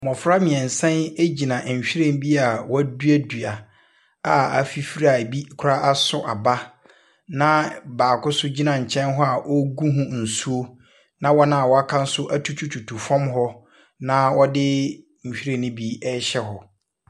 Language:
Akan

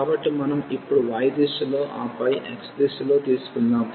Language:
Telugu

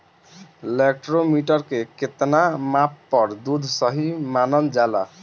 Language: Bhojpuri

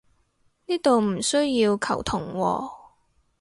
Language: Cantonese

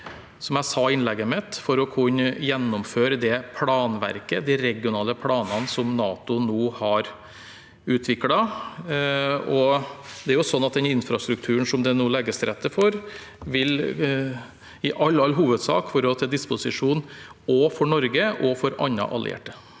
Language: Norwegian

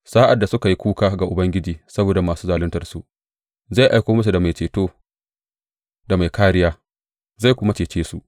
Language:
Hausa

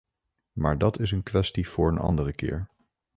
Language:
Dutch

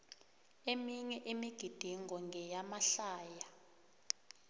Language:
South Ndebele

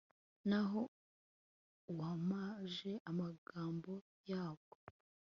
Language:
Kinyarwanda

